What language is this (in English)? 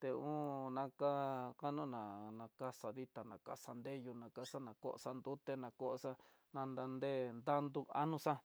Tidaá Mixtec